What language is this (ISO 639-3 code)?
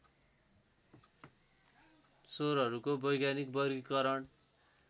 nep